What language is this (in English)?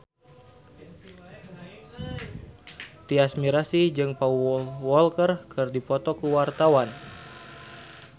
Sundanese